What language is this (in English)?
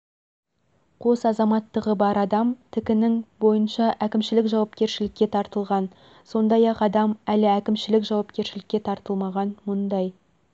Kazakh